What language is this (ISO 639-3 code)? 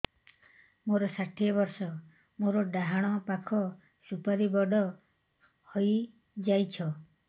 ori